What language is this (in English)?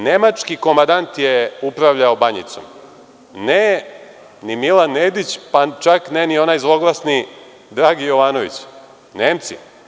Serbian